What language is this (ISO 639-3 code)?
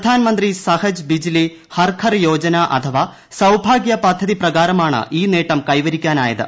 mal